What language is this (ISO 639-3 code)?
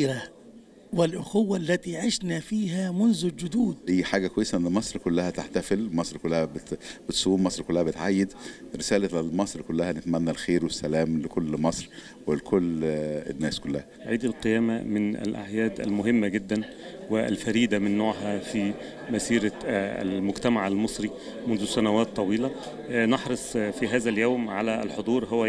ara